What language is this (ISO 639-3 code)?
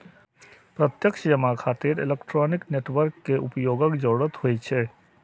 mai